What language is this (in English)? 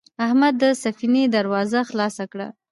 Pashto